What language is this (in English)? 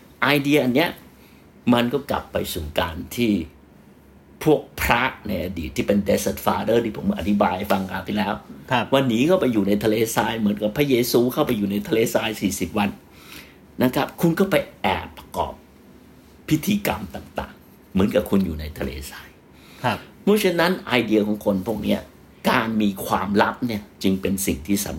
Thai